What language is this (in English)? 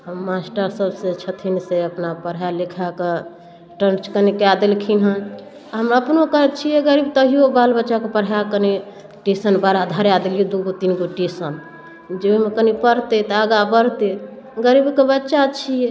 Maithili